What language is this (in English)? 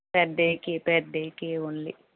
Telugu